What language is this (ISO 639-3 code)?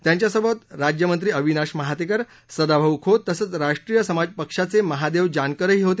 mar